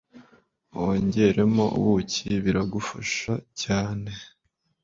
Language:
Kinyarwanda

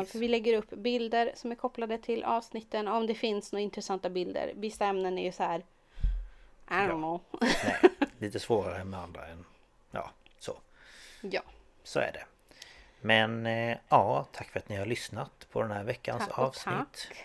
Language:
Swedish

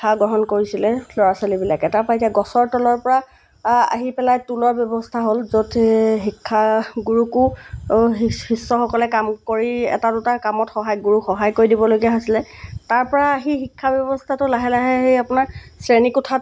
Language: Assamese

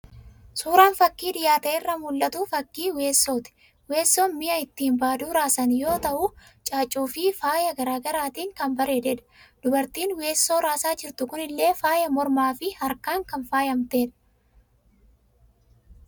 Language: Oromo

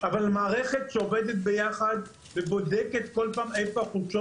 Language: Hebrew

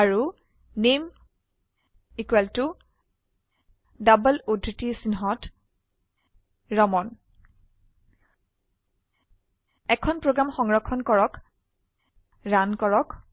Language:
Assamese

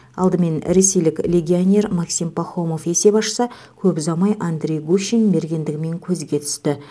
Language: Kazakh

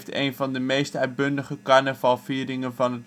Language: Dutch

